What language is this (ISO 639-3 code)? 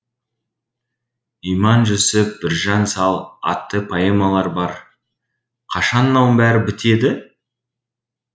kaz